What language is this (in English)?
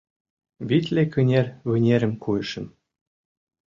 Mari